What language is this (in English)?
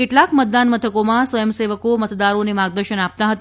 Gujarati